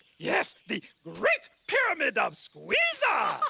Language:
English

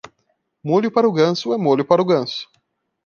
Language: Portuguese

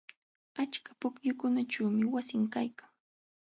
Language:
Jauja Wanca Quechua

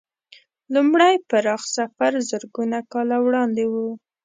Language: Pashto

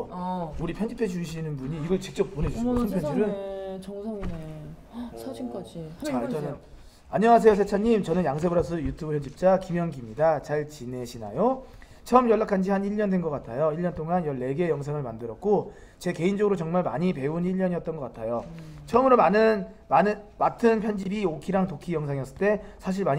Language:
Korean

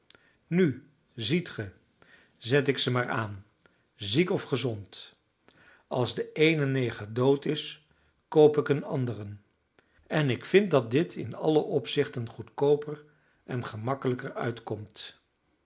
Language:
Dutch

